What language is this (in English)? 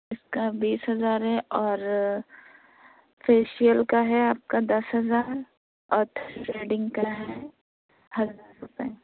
Urdu